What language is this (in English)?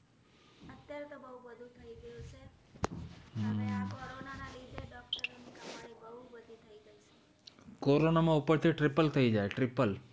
Gujarati